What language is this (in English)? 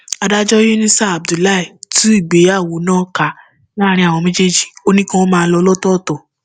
Yoruba